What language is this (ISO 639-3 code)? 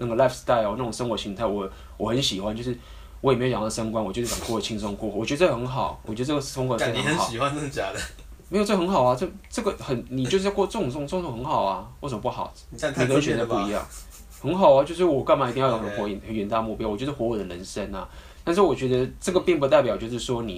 zho